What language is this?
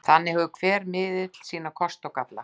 Icelandic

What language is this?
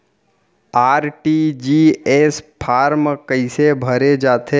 Chhattisgarhi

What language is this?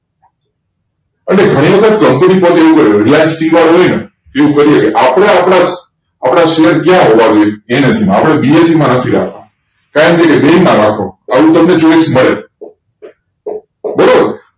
Gujarati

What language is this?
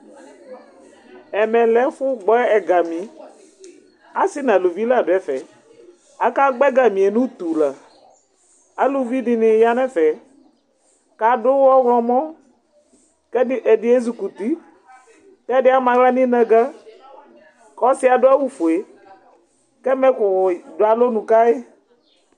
Ikposo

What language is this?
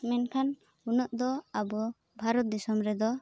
Santali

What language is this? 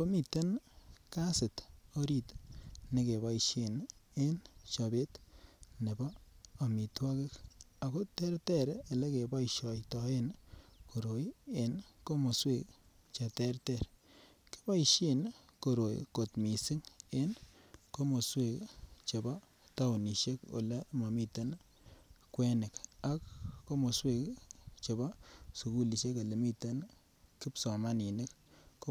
Kalenjin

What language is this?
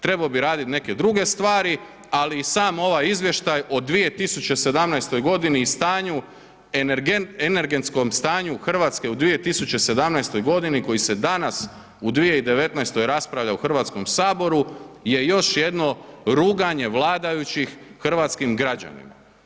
Croatian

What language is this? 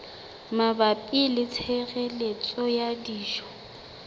Southern Sotho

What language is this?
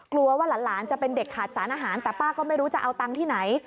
Thai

